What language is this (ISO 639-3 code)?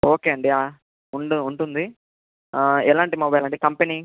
tel